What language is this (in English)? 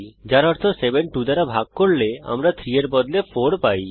Bangla